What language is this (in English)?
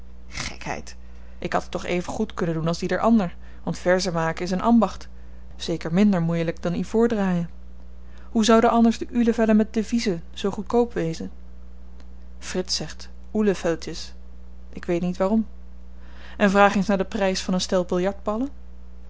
Dutch